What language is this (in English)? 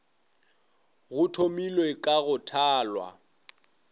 Northern Sotho